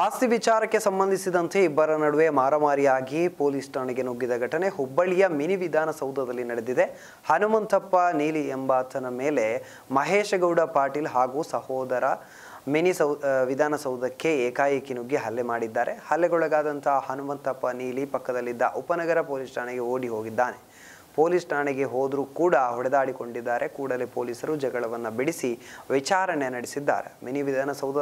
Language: Kannada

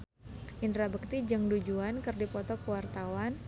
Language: Sundanese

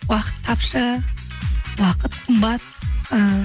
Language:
Kazakh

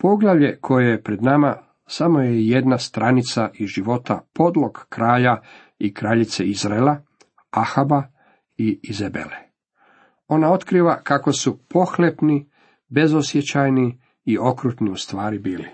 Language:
Croatian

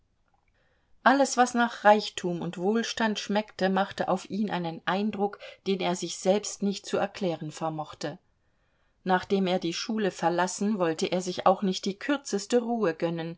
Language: German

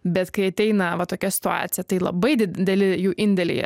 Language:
Lithuanian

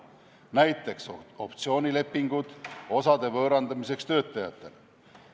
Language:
Estonian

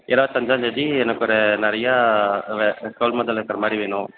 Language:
Tamil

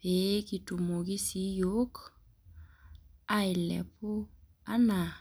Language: Masai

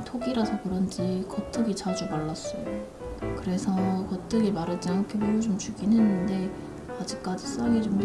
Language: Korean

